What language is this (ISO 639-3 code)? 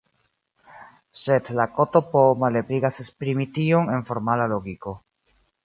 epo